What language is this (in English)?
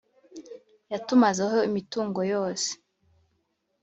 Kinyarwanda